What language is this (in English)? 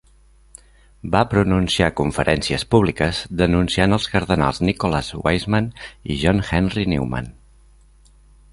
Catalan